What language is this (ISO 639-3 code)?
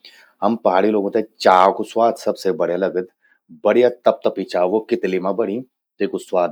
gbm